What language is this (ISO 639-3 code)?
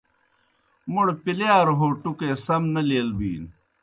plk